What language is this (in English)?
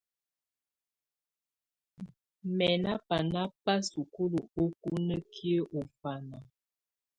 Tunen